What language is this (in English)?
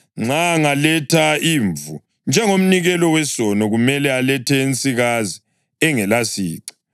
North Ndebele